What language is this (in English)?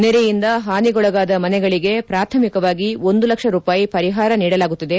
Kannada